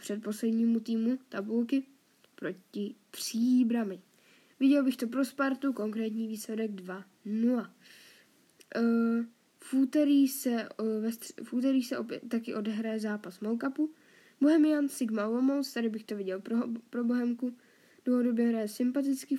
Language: Czech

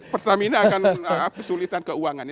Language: Indonesian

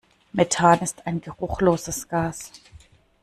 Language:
German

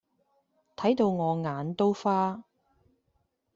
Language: Cantonese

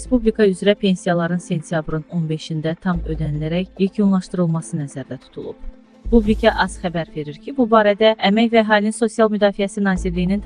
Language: Turkish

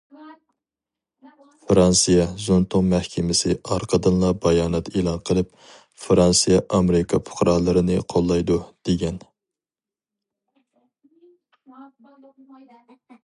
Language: Uyghur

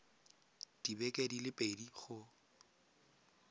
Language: Tswana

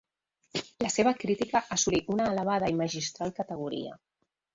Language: Catalan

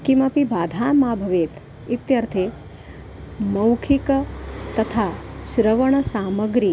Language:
Sanskrit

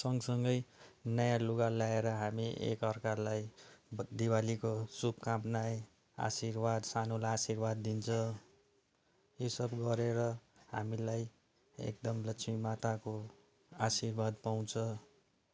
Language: Nepali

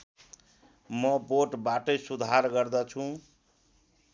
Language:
Nepali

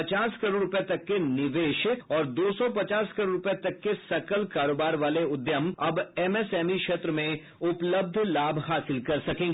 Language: Hindi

